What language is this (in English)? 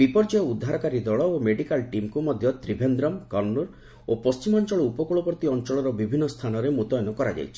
Odia